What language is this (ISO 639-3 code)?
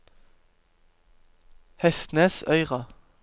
nor